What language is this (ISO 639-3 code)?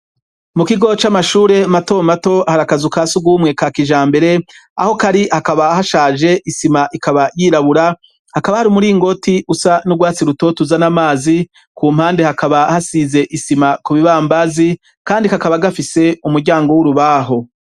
run